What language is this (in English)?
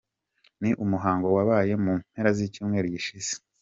Kinyarwanda